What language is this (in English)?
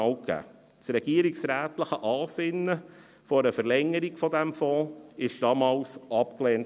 Swiss German